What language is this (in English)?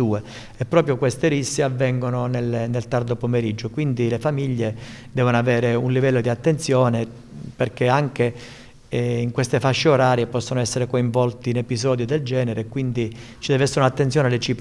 Italian